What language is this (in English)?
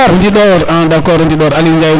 Serer